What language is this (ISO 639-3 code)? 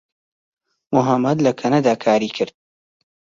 ckb